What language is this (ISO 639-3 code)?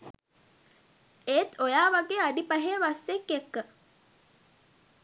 sin